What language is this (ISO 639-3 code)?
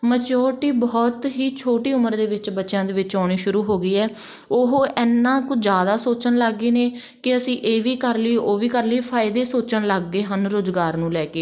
pan